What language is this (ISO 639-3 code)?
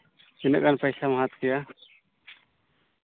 sat